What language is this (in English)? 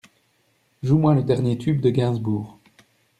French